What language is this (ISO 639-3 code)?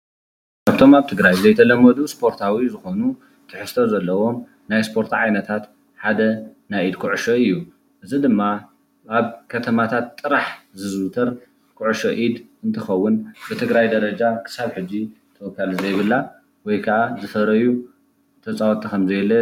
tir